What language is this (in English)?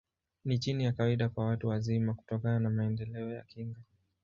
Swahili